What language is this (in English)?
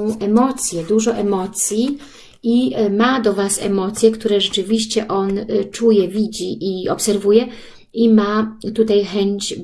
Polish